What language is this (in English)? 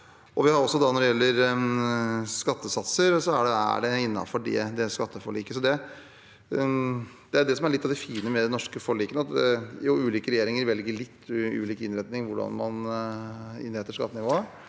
Norwegian